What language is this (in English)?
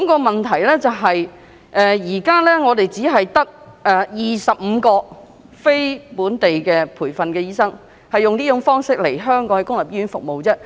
Cantonese